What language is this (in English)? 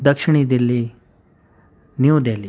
Urdu